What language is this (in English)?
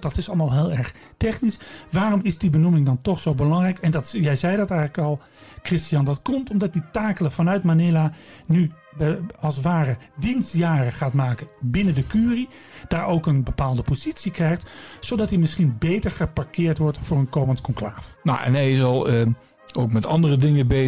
Dutch